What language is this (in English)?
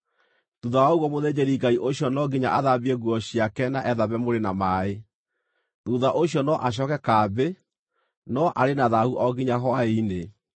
Kikuyu